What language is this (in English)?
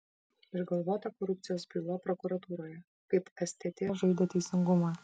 Lithuanian